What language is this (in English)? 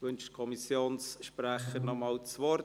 Swiss German